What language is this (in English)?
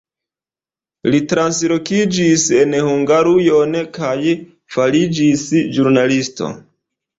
Esperanto